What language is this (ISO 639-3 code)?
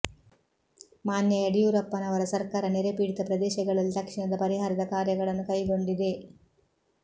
kan